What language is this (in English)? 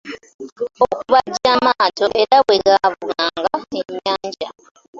Ganda